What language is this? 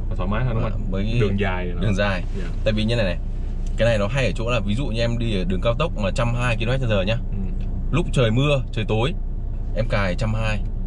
Vietnamese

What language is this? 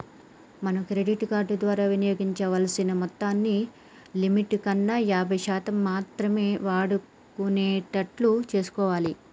Telugu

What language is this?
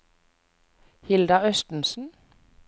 Norwegian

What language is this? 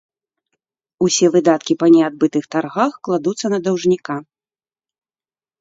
Belarusian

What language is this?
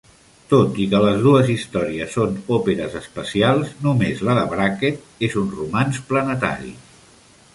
Catalan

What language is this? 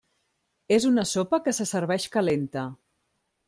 Catalan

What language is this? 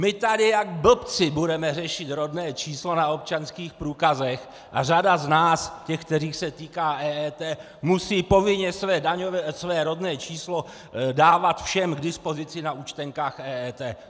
Czech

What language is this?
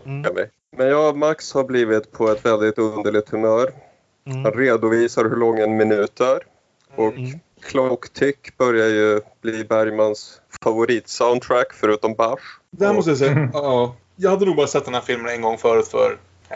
Swedish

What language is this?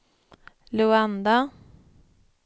Swedish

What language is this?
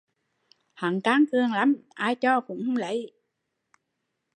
Vietnamese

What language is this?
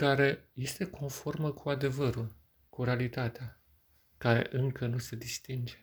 Romanian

